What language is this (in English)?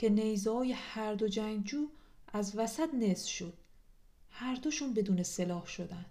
Persian